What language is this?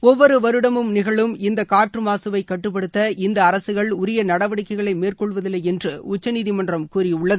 Tamil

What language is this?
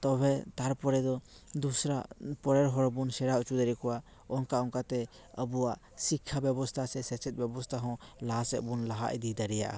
Santali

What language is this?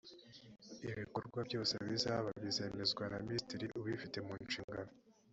Kinyarwanda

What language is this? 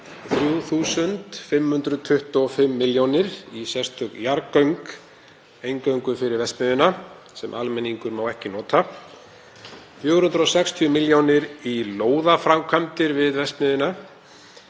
Icelandic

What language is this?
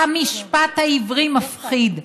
Hebrew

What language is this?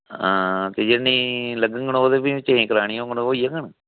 Dogri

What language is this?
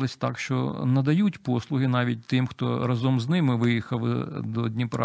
Ukrainian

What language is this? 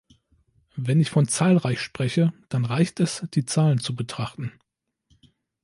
German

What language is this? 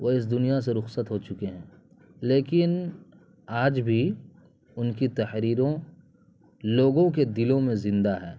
Urdu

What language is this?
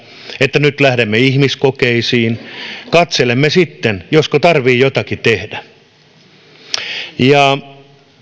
Finnish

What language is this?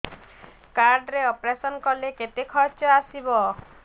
Odia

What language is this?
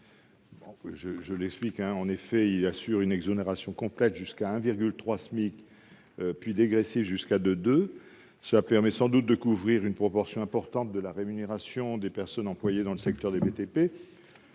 French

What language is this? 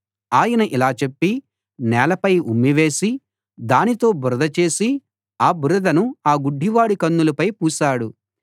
Telugu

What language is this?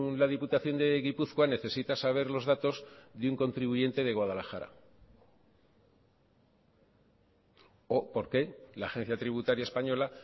Spanish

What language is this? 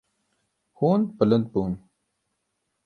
Kurdish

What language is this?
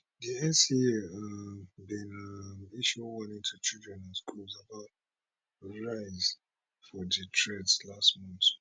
Nigerian Pidgin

